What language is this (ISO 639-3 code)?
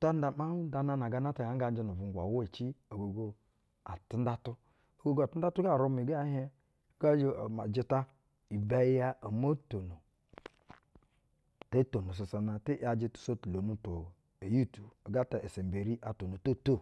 bzw